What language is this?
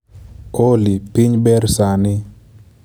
Luo (Kenya and Tanzania)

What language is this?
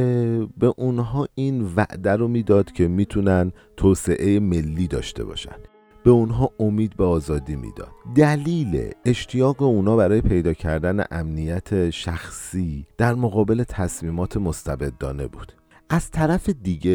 Persian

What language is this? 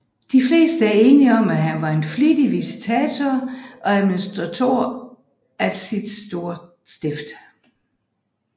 Danish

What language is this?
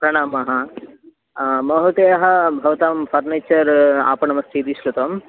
Sanskrit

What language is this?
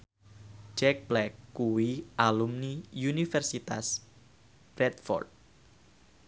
Javanese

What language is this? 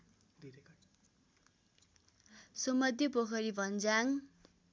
Nepali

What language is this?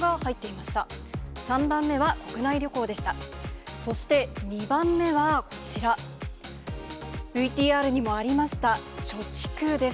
Japanese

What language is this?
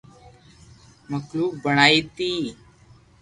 Loarki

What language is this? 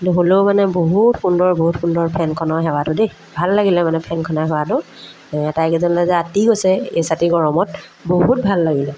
Assamese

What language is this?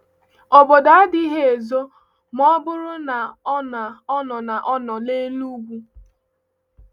Igbo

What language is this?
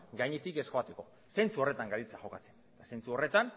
Basque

